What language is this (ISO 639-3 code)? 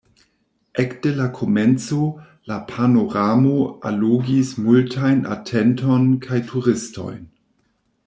epo